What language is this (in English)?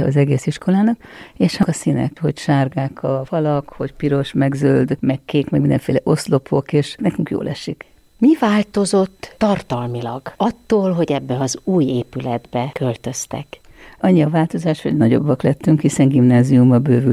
Hungarian